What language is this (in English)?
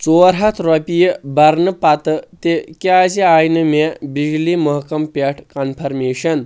Kashmiri